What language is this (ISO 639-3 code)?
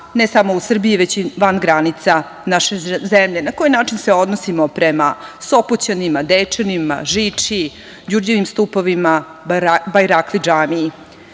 srp